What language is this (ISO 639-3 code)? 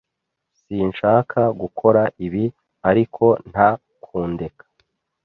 kin